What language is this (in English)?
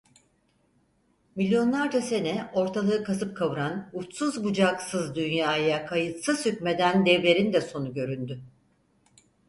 Turkish